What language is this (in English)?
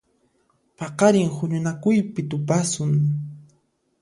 Puno Quechua